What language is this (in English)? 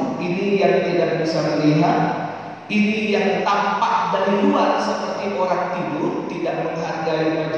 Indonesian